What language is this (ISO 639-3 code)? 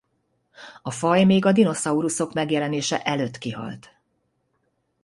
hun